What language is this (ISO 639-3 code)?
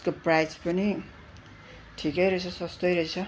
nep